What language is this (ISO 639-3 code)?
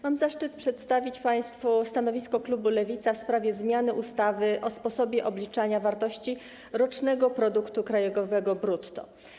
pol